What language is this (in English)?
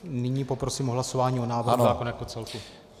Czech